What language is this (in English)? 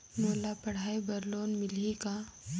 Chhattisgarhi